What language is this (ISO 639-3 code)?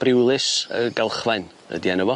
cym